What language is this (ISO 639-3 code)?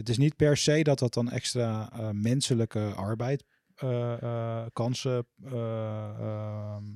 nld